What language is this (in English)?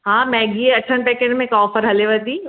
Sindhi